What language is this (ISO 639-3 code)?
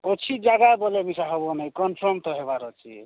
ori